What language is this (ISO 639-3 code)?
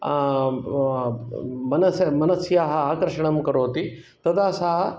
san